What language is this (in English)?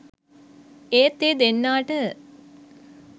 Sinhala